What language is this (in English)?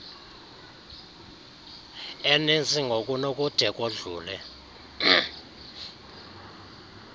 Xhosa